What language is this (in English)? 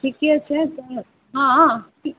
Maithili